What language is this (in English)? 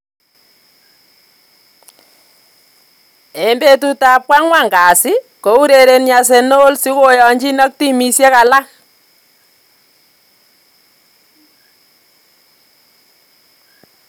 Kalenjin